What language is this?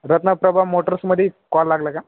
Marathi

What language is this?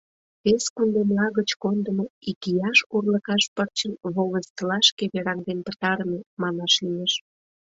Mari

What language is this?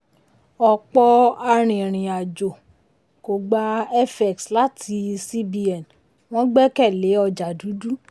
Yoruba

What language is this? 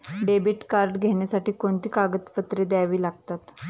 Marathi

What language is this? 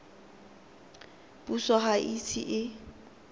Tswana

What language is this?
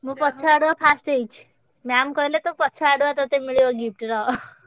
Odia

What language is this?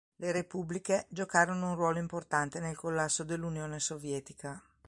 Italian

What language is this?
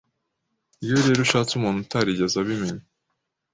Kinyarwanda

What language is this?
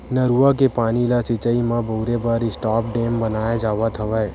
Chhattisgarhi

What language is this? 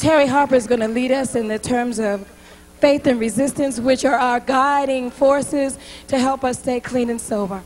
English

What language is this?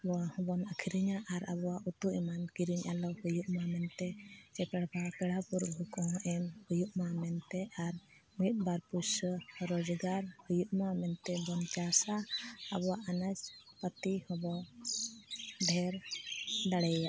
Santali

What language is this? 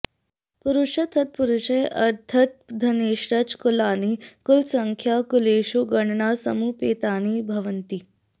Sanskrit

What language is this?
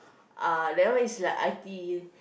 English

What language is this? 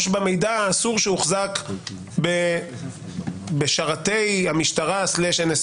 Hebrew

